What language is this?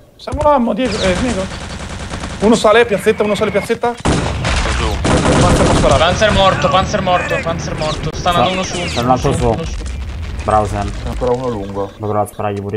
Italian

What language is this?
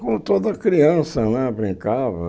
Portuguese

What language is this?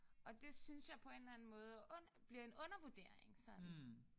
Danish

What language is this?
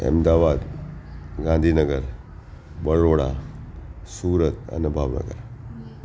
Gujarati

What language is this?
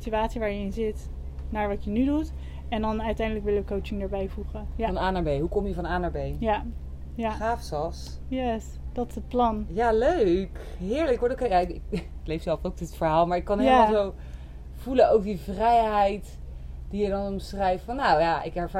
Dutch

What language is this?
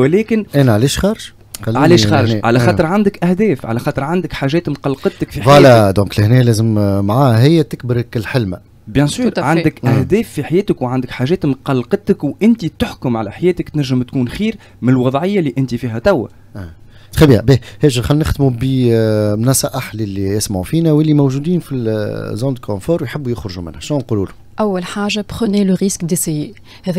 Arabic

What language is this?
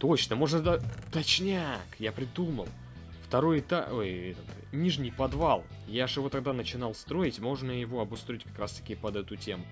Russian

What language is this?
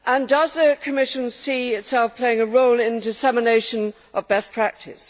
English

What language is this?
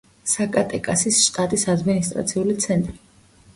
Georgian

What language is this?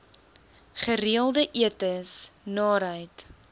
Afrikaans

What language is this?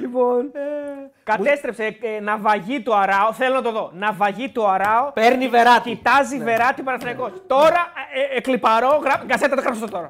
Greek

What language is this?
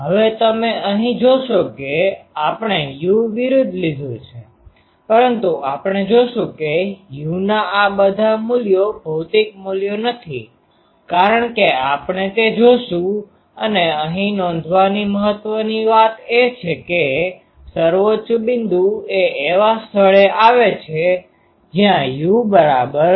Gujarati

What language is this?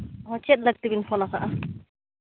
Santali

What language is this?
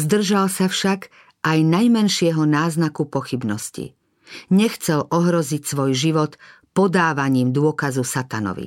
Slovak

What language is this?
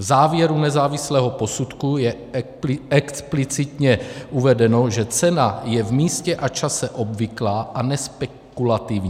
Czech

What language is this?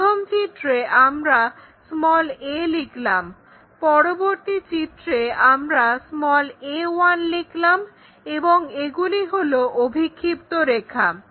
Bangla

